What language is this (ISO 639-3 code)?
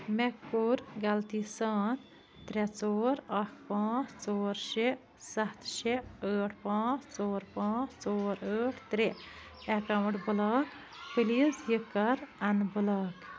kas